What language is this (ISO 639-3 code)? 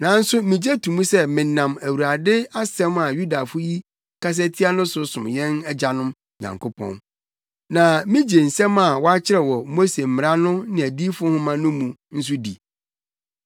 aka